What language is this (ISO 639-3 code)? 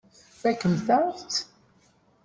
kab